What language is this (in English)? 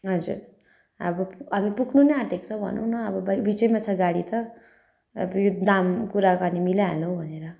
Nepali